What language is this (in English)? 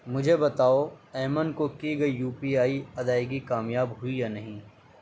Urdu